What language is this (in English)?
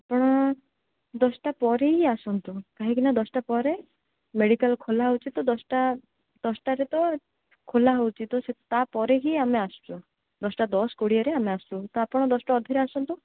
Odia